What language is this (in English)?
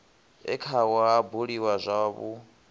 Venda